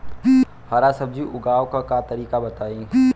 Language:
Bhojpuri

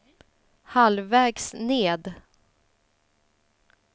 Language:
Swedish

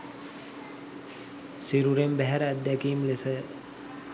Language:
Sinhala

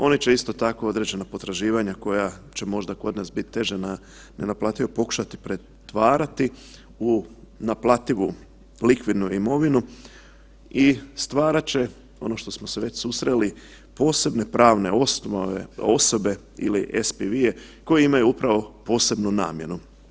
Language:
Croatian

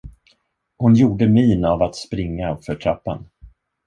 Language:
Swedish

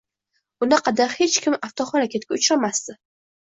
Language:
Uzbek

